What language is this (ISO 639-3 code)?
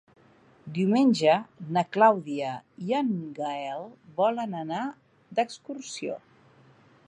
cat